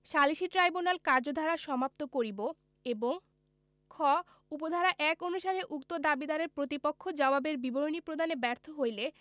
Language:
Bangla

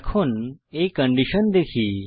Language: Bangla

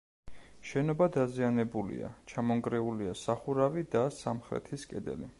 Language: Georgian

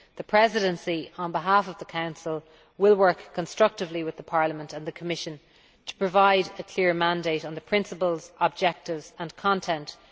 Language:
English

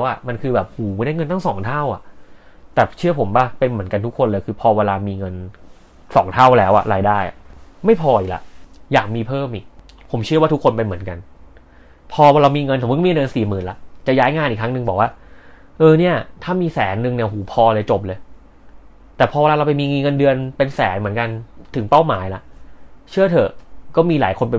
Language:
Thai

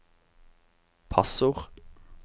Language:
Norwegian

